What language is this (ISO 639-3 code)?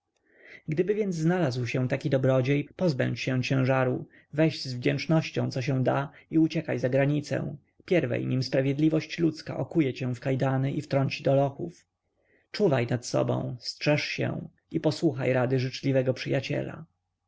pol